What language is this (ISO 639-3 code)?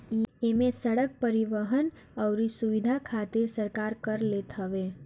bho